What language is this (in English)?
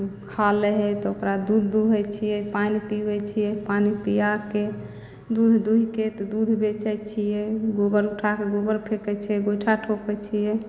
Maithili